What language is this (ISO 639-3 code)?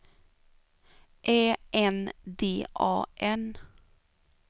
swe